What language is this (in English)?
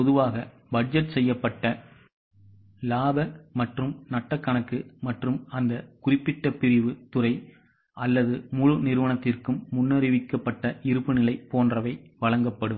Tamil